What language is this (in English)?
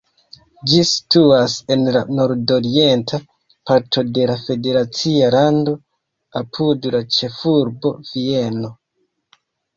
Esperanto